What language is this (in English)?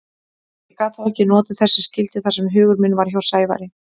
Icelandic